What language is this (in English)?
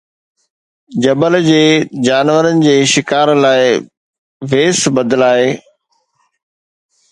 Sindhi